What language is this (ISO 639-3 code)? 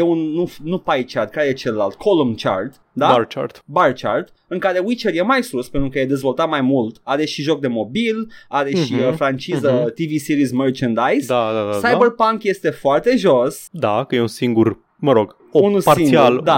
ron